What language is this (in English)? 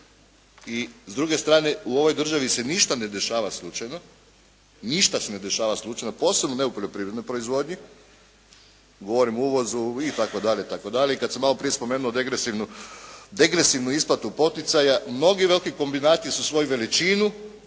Croatian